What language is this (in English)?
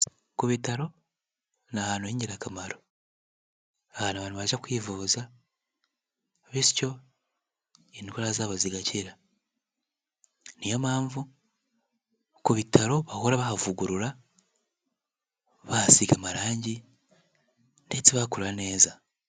Kinyarwanda